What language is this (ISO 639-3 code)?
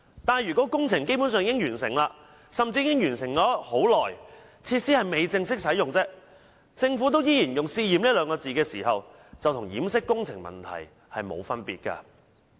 yue